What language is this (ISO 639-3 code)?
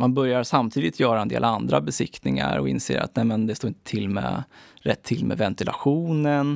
swe